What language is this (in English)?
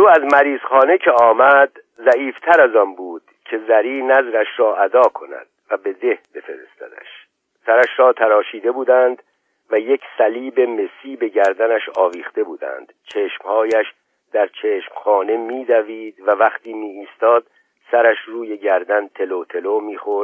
Persian